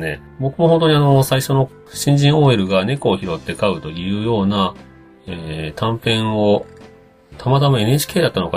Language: Japanese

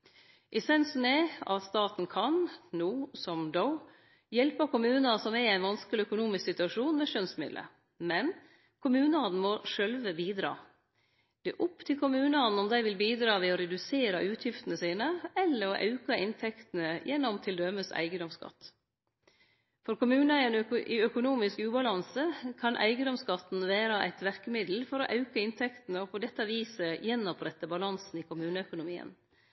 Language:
Norwegian Nynorsk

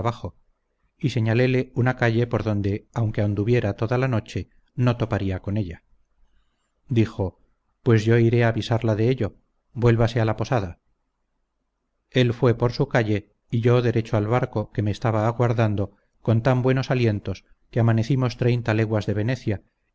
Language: Spanish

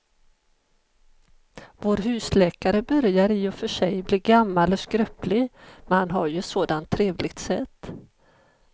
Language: Swedish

